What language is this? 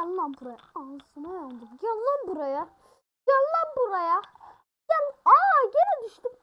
Turkish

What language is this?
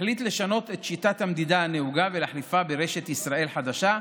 Hebrew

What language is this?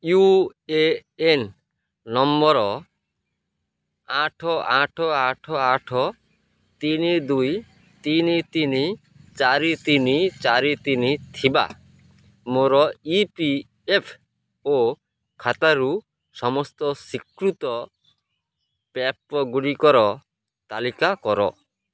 Odia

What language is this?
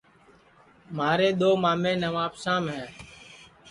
Sansi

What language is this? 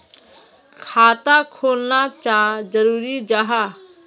Magahi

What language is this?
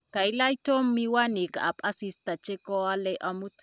Kalenjin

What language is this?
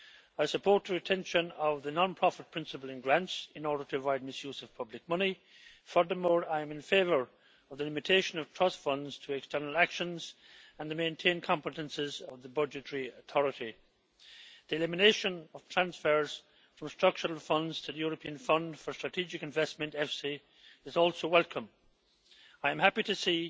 English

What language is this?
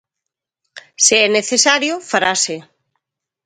Galician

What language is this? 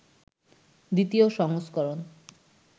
Bangla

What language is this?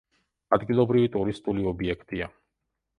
Georgian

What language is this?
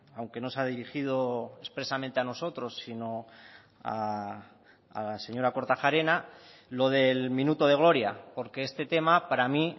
Spanish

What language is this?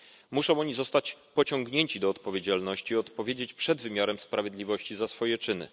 Polish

